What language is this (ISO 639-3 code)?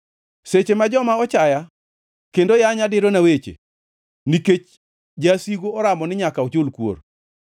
luo